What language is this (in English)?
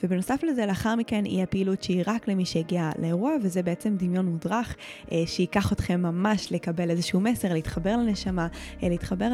Hebrew